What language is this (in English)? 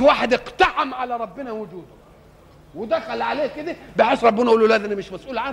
Arabic